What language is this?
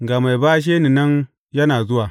Hausa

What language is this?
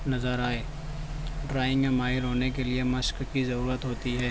Urdu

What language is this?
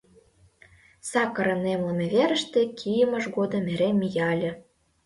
Mari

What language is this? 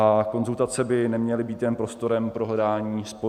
Czech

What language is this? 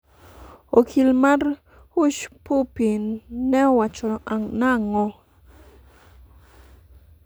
Luo (Kenya and Tanzania)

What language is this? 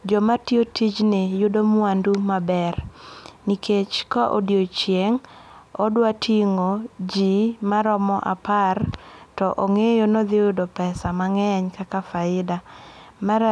Luo (Kenya and Tanzania)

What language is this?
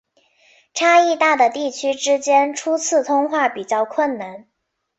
Chinese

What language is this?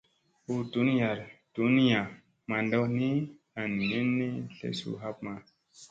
Musey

